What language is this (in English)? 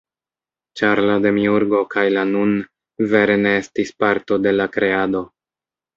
Esperanto